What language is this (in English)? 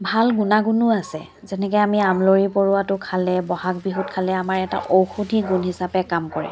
Assamese